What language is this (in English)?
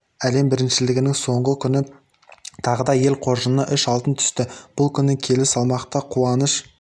Kazakh